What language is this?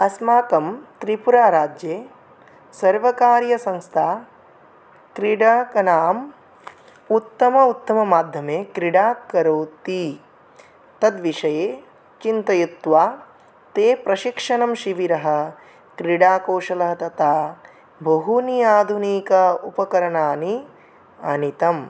Sanskrit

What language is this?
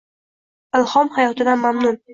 Uzbek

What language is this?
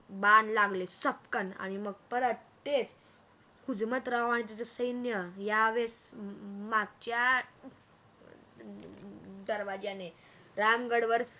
Marathi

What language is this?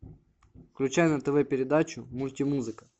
Russian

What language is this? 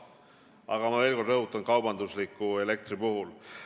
Estonian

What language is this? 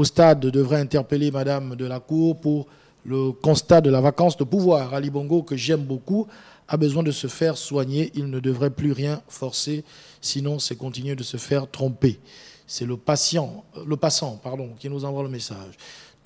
French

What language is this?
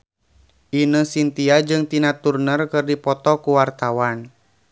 Sundanese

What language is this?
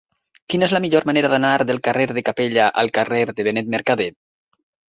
Catalan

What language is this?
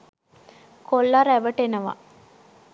Sinhala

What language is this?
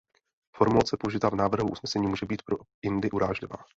Czech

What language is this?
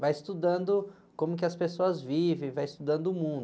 Portuguese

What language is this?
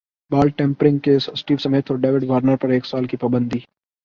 Urdu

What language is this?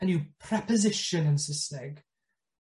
Welsh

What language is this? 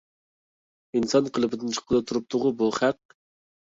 Uyghur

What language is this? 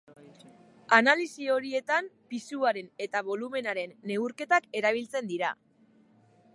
Basque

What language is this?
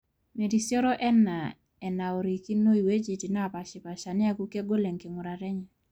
Masai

